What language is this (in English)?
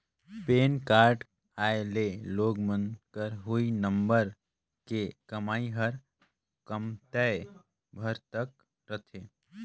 Chhattisgarhi